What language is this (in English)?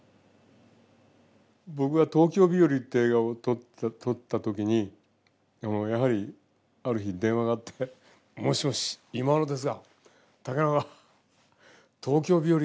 Japanese